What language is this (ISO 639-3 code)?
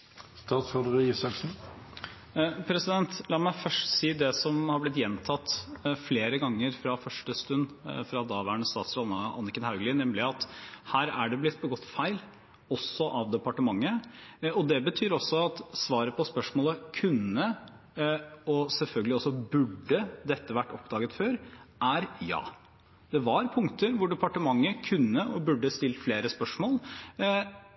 nob